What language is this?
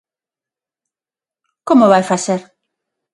Galician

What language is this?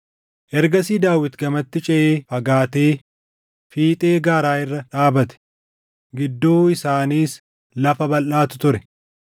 Oromo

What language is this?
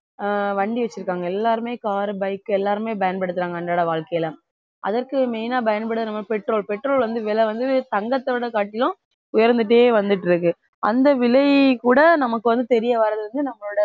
Tamil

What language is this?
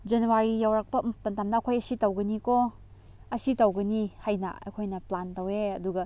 Manipuri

